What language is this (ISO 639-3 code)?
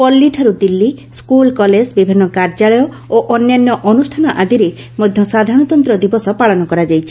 ori